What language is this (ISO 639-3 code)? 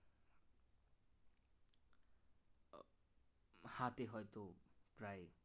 ben